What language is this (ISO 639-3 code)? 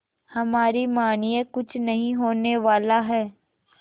hin